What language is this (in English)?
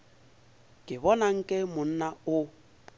Northern Sotho